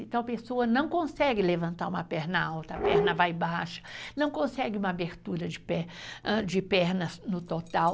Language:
Portuguese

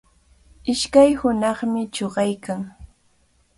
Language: Cajatambo North Lima Quechua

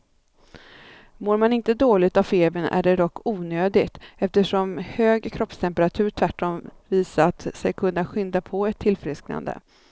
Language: Swedish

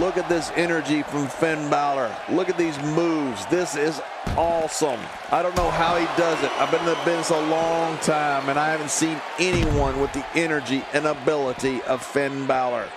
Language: English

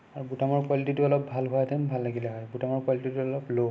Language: Assamese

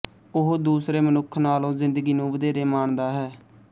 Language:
Punjabi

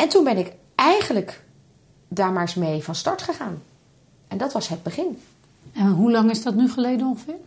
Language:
Dutch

